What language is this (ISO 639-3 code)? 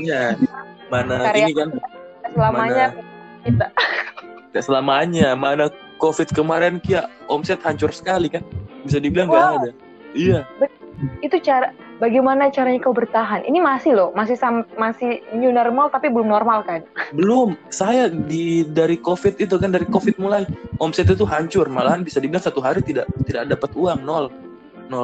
ind